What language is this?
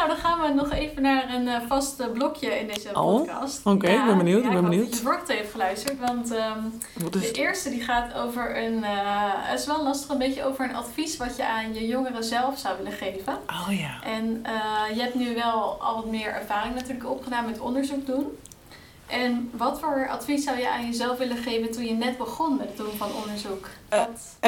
Dutch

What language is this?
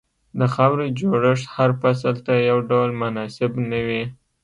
Pashto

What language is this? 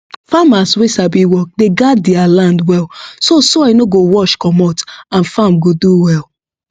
Nigerian Pidgin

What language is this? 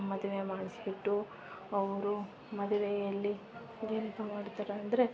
Kannada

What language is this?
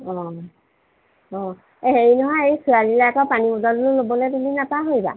Assamese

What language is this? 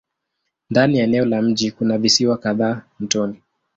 Swahili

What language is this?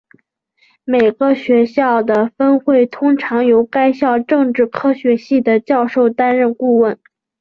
Chinese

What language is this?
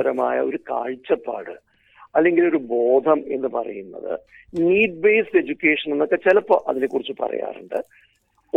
Malayalam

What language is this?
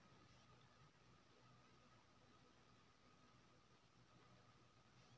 Maithili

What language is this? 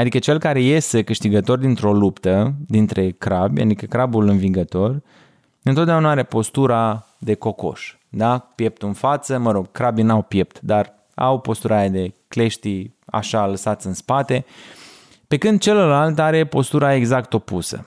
Romanian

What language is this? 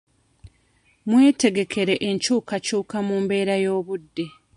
Ganda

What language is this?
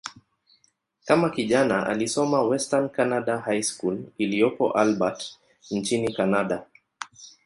Swahili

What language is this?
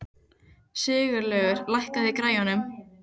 Icelandic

